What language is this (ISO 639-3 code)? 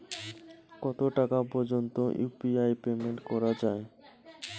ben